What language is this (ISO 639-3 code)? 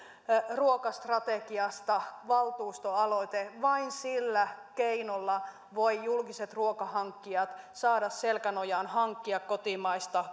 fin